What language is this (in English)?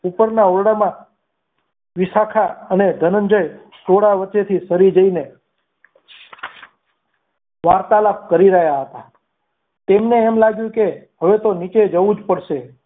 Gujarati